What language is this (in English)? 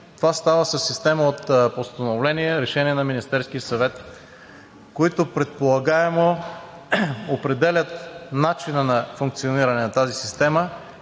Bulgarian